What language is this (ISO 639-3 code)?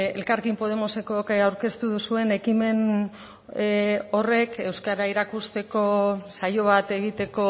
eus